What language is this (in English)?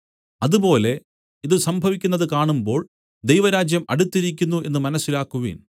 Malayalam